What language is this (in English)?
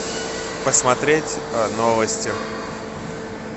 Russian